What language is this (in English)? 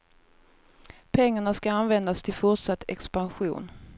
Swedish